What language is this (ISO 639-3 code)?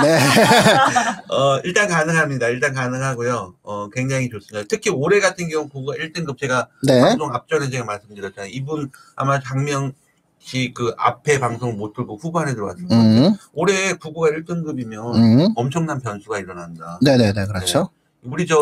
kor